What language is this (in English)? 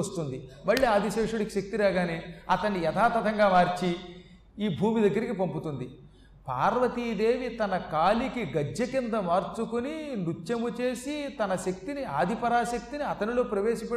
Telugu